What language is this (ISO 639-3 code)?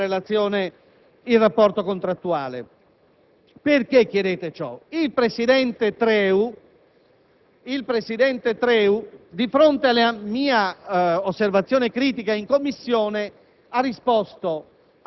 ita